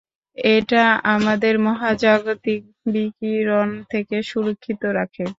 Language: Bangla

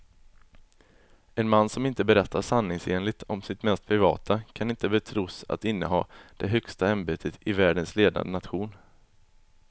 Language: Swedish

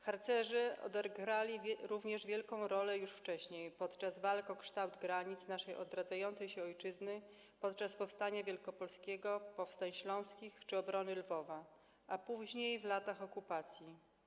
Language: Polish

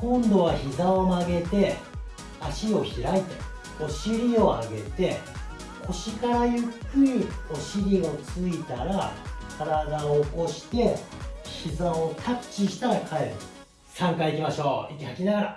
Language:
Japanese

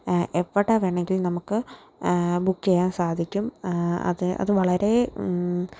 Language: Malayalam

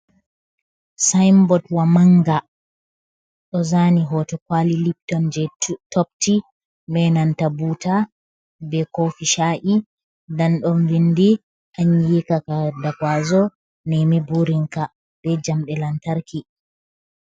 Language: Fula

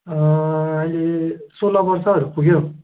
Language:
Nepali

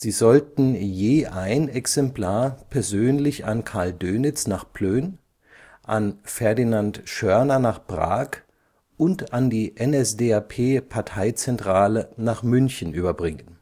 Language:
German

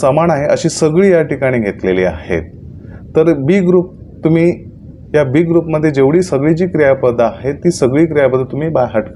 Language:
Hindi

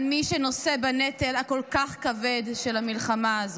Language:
Hebrew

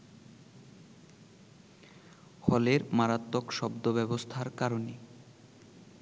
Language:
Bangla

